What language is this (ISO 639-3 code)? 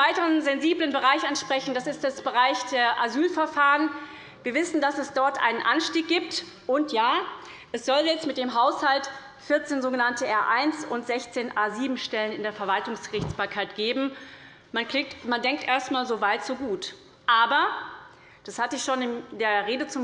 deu